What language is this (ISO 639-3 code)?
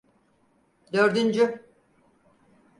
tur